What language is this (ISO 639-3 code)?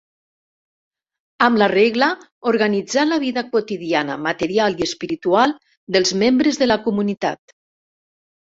cat